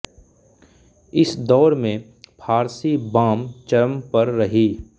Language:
Hindi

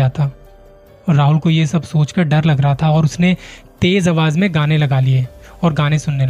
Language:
Hindi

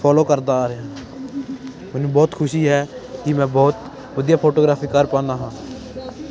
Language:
Punjabi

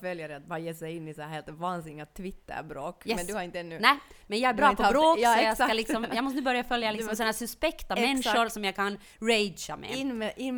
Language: Swedish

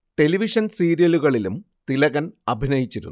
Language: Malayalam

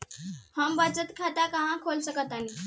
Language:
Bhojpuri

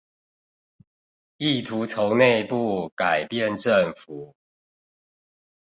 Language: Chinese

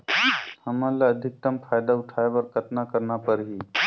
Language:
Chhattisgarhi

